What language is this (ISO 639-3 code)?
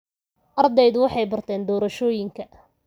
som